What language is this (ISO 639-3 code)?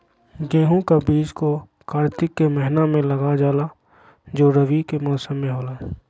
mag